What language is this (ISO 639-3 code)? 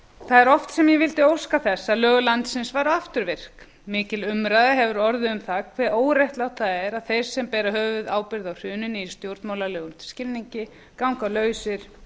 isl